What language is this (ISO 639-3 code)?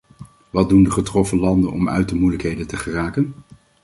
nld